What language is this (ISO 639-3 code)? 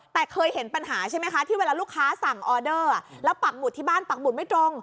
tha